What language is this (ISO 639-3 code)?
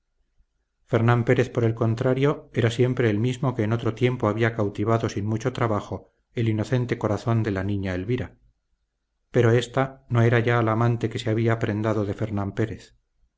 spa